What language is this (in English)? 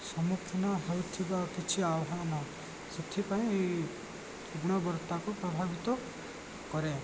Odia